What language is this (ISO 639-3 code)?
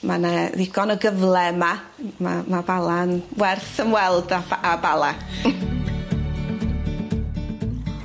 cym